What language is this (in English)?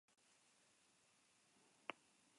Basque